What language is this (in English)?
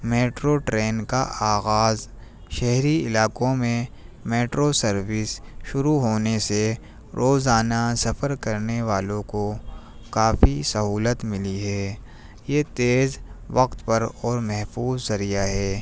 Urdu